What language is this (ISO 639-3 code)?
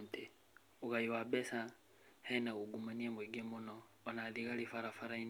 kik